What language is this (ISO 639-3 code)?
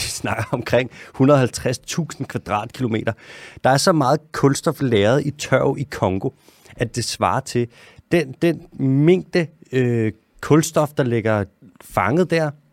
dan